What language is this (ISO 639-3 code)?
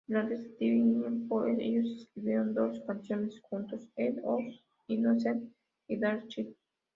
spa